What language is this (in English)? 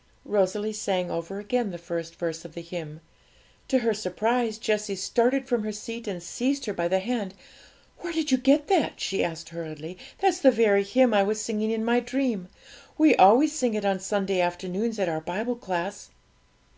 English